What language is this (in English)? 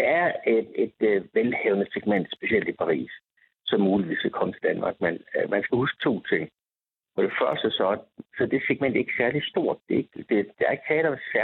Danish